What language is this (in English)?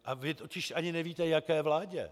Czech